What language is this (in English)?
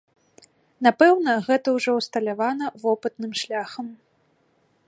Belarusian